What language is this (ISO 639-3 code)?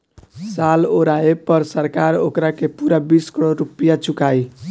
bho